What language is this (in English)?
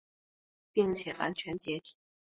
Chinese